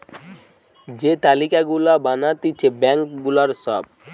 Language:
Bangla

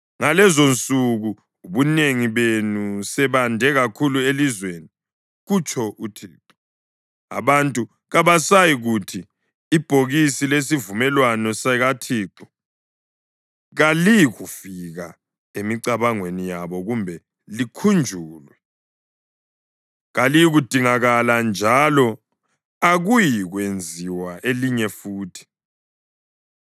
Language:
North Ndebele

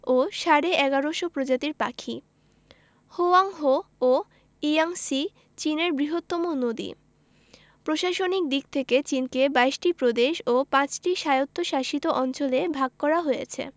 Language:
Bangla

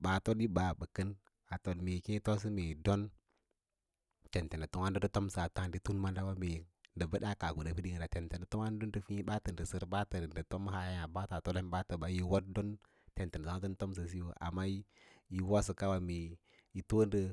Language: Lala-Roba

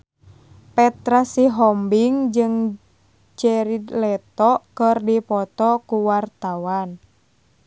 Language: Sundanese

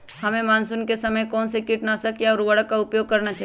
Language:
Magahi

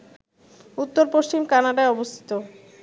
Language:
Bangla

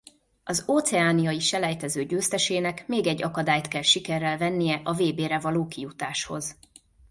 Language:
Hungarian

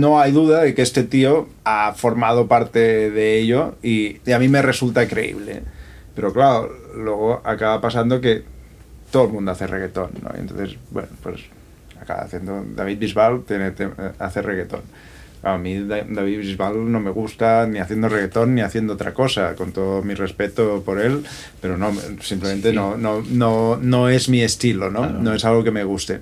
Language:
Spanish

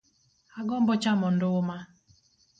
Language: Luo (Kenya and Tanzania)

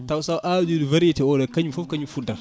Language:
Fula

